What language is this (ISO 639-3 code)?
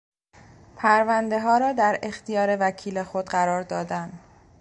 fas